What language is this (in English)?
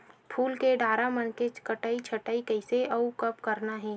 Chhattisgarhi